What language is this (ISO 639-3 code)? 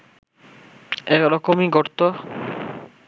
ben